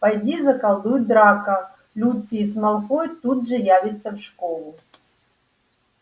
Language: Russian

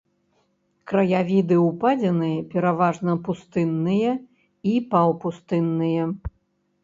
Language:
Belarusian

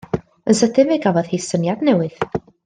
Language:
Welsh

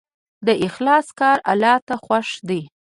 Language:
Pashto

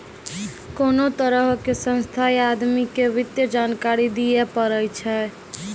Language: Maithili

